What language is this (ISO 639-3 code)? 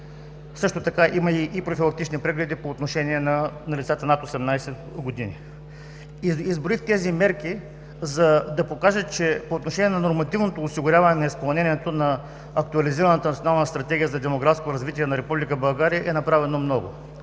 bul